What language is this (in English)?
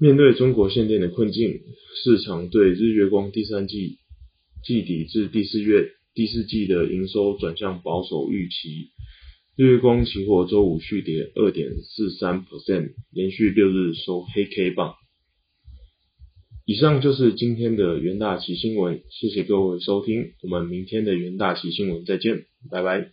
Chinese